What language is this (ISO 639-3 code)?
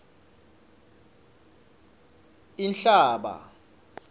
ssw